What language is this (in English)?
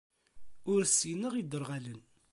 Kabyle